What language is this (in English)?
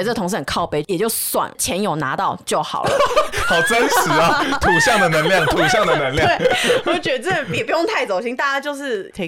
Chinese